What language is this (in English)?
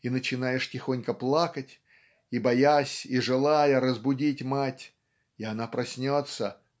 Russian